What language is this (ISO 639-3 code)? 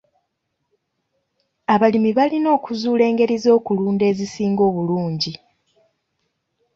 lug